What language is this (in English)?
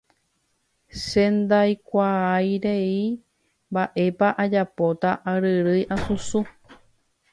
Guarani